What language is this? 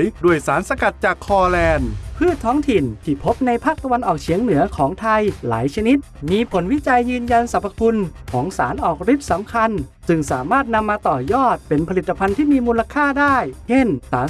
Thai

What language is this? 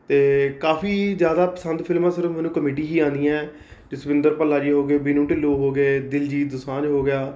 Punjabi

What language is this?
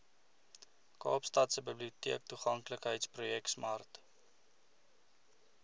Afrikaans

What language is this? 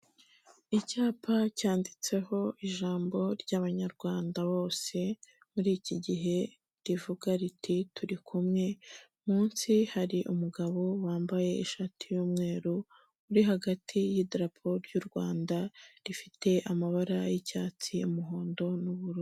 Kinyarwanda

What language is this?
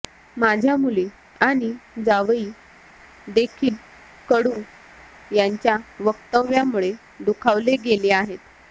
Marathi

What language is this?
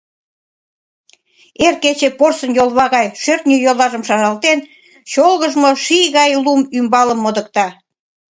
Mari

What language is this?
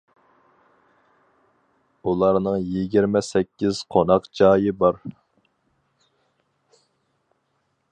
Uyghur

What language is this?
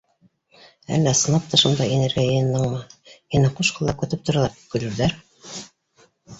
Bashkir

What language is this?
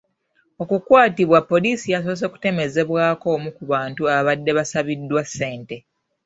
Ganda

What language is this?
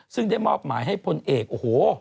Thai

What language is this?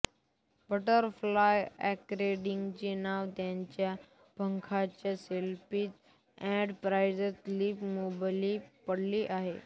Marathi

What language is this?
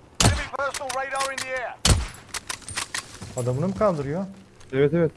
Turkish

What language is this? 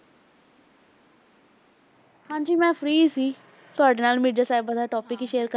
Punjabi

